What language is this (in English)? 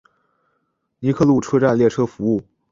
Chinese